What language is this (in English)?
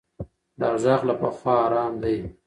Pashto